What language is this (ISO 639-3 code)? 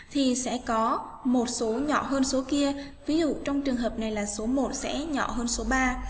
vie